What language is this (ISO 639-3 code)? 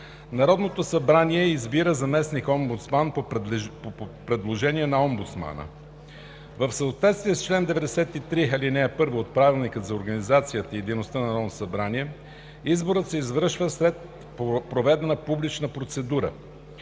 bul